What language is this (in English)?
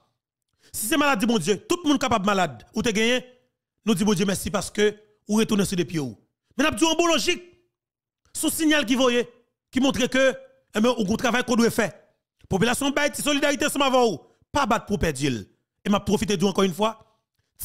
French